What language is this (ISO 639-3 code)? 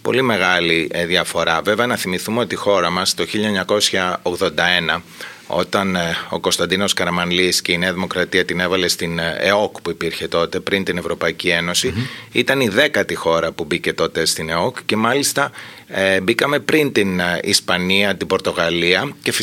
ell